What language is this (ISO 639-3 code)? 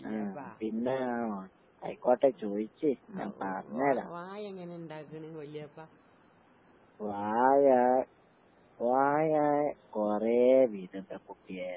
mal